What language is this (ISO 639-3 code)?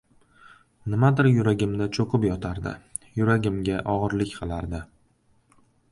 uzb